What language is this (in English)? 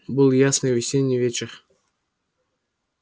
Russian